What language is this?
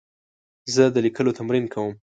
Pashto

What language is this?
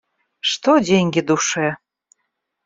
Russian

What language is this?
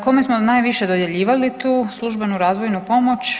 Croatian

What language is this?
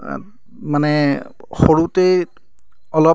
Assamese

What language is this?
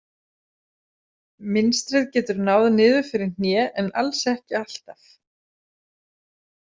Icelandic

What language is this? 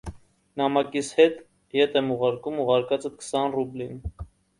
Armenian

